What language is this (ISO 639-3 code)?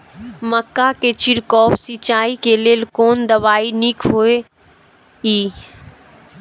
mai